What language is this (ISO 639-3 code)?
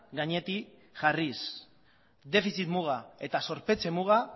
eus